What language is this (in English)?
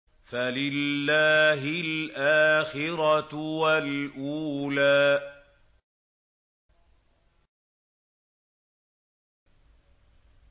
Arabic